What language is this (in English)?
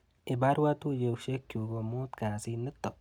Kalenjin